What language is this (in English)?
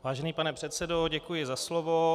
Czech